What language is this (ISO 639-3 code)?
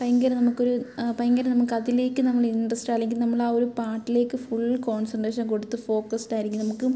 mal